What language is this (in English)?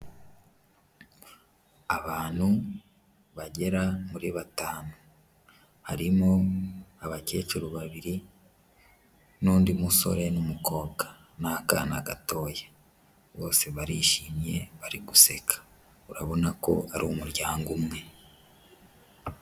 Kinyarwanda